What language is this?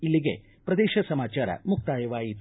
Kannada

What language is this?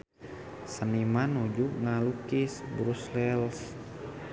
Sundanese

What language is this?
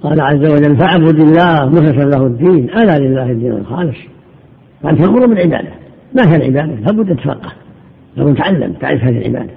Arabic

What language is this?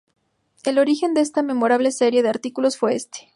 Spanish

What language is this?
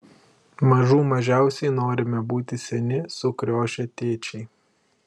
Lithuanian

